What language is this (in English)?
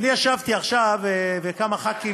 Hebrew